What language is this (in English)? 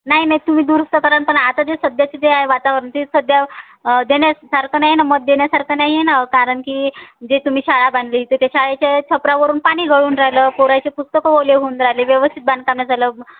Marathi